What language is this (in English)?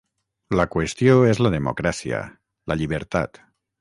Catalan